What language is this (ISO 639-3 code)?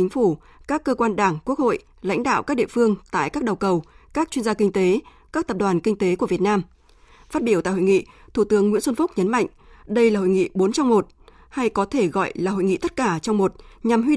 vie